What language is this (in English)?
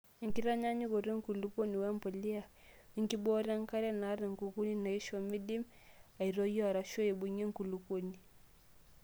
Masai